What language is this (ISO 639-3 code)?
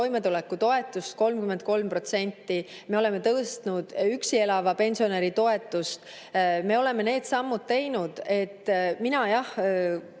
est